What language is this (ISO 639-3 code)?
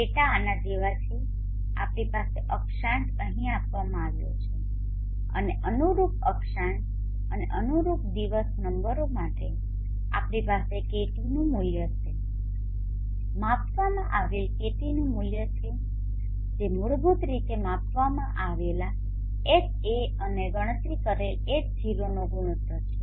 guj